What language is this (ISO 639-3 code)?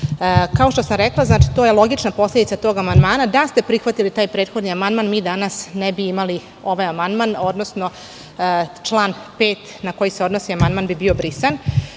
srp